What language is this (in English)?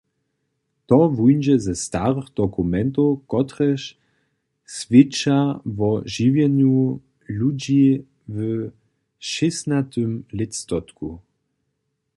Upper Sorbian